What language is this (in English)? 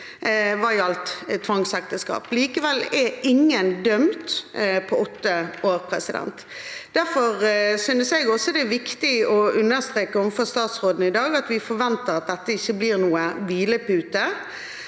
Norwegian